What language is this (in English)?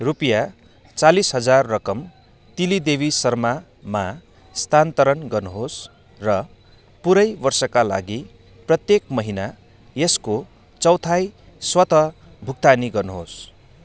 Nepali